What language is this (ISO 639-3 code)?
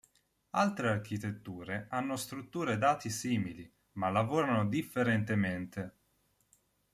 ita